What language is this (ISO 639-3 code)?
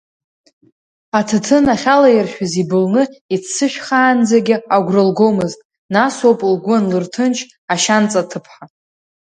abk